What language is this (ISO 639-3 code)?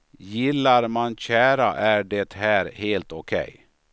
swe